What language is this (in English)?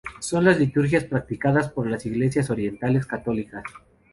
Spanish